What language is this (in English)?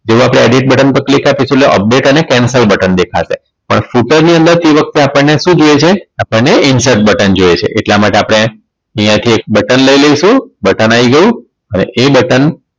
Gujarati